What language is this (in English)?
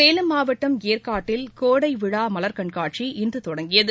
Tamil